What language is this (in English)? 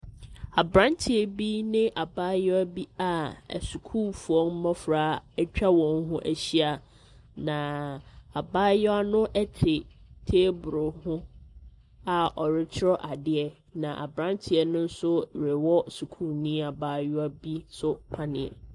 Akan